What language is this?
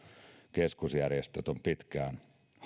Finnish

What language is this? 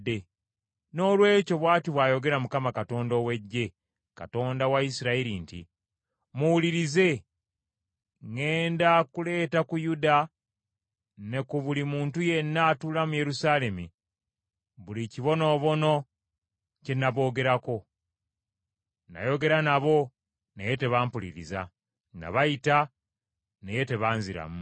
Ganda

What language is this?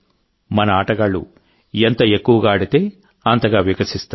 Telugu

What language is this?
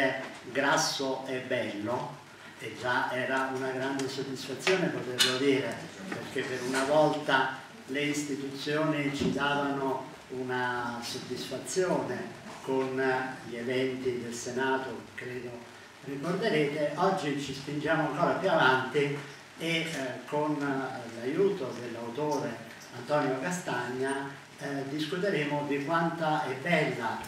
Italian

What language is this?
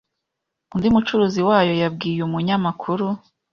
Kinyarwanda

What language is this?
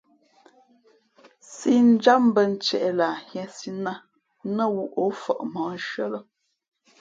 Fe'fe'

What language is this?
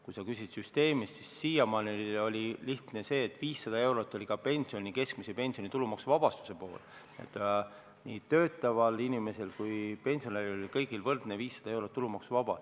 Estonian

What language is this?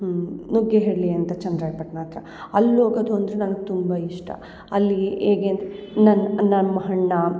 Kannada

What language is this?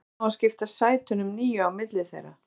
Icelandic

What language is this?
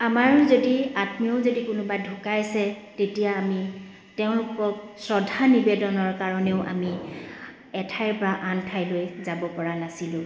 Assamese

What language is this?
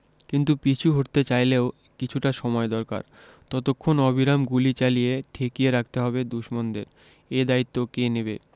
Bangla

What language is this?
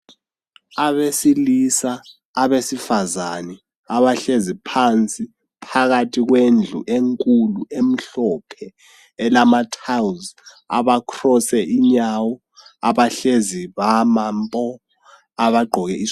North Ndebele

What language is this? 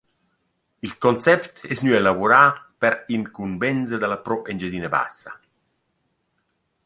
Romansh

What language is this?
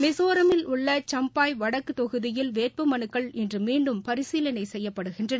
Tamil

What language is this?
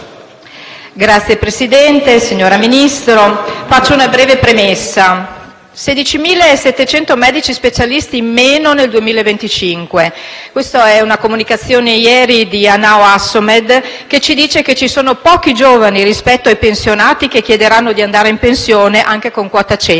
Italian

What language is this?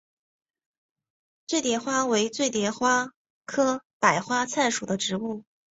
Chinese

